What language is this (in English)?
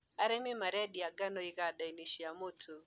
Kikuyu